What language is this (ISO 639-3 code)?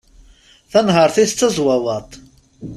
kab